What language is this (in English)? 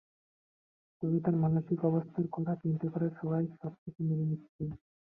Bangla